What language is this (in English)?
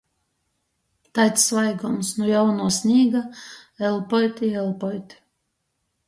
Latgalian